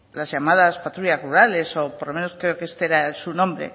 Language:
Spanish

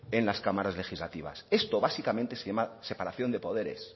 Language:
Spanish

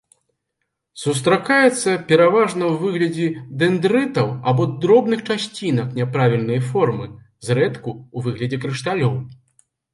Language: Belarusian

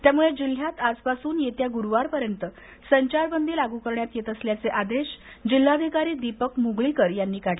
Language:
Marathi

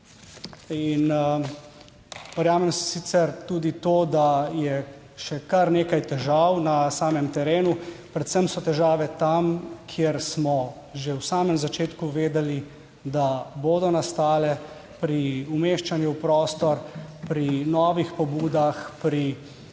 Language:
Slovenian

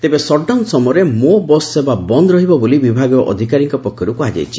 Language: Odia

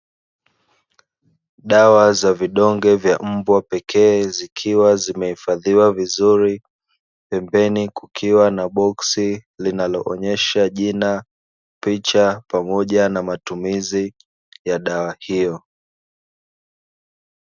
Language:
Swahili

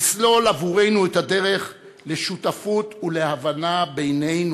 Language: Hebrew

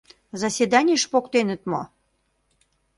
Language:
Mari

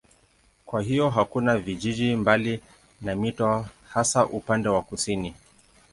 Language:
Swahili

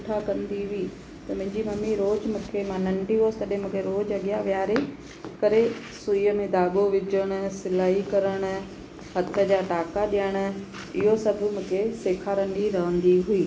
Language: Sindhi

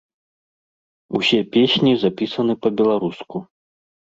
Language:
Belarusian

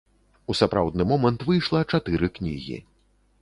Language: Belarusian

